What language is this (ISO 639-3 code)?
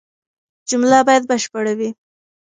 pus